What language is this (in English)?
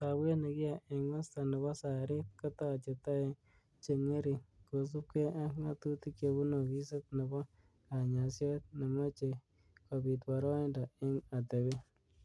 Kalenjin